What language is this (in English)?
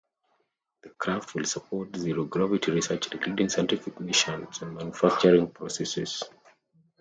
English